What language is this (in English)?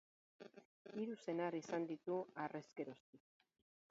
Basque